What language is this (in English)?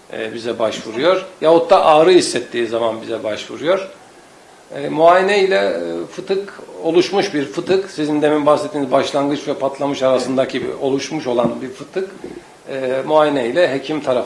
Turkish